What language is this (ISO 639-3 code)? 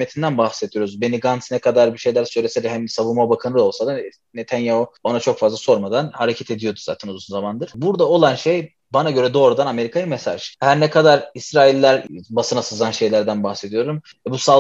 tur